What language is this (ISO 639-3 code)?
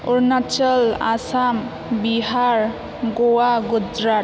brx